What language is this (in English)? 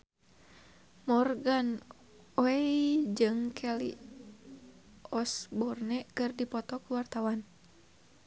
Sundanese